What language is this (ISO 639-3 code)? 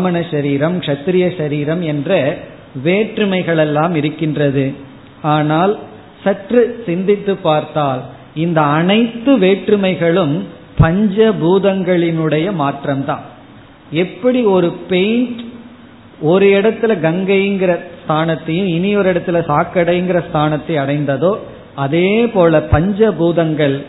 tam